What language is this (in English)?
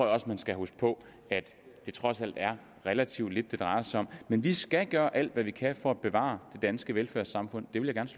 Danish